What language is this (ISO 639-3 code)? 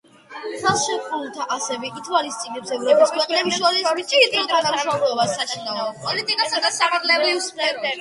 kat